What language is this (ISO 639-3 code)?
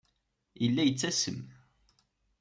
kab